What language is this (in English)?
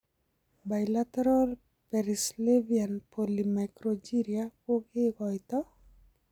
Kalenjin